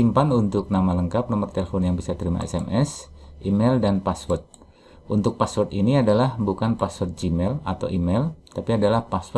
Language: Indonesian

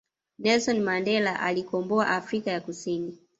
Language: Swahili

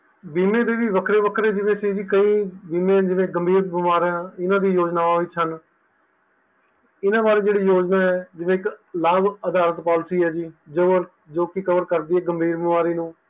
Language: Punjabi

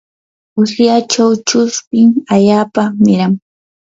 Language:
Yanahuanca Pasco Quechua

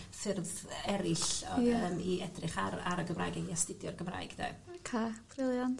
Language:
Welsh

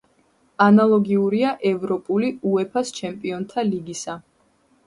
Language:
Georgian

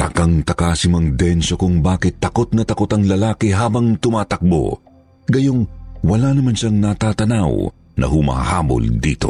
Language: Filipino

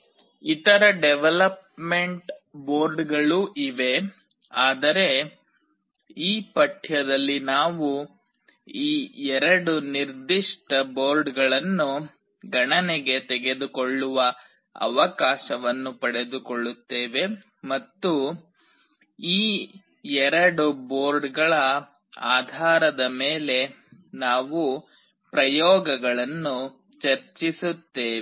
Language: Kannada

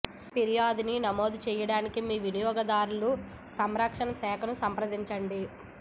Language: Telugu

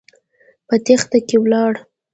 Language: Pashto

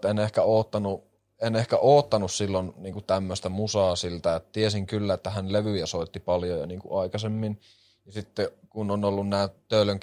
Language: Finnish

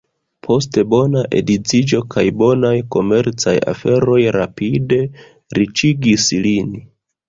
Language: Esperanto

